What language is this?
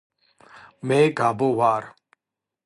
Georgian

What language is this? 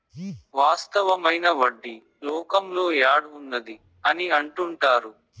Telugu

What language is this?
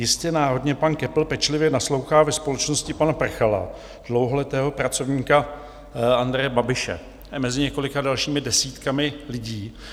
Czech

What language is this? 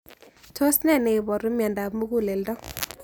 Kalenjin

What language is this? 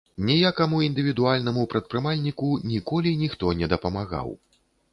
Belarusian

